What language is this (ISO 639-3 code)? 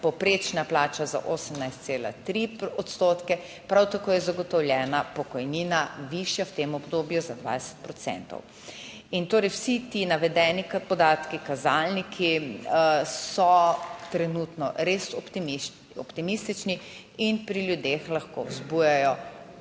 slv